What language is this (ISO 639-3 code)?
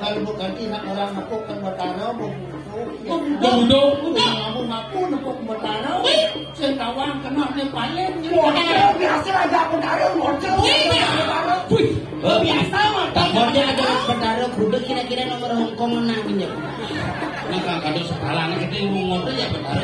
ind